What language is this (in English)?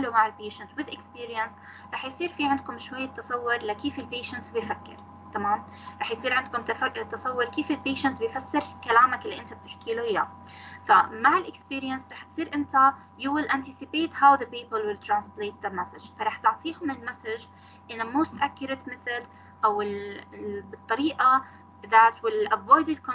Arabic